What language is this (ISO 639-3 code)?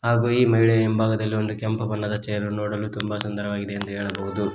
kan